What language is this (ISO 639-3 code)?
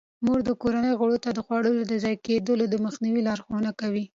pus